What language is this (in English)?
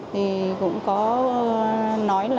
Vietnamese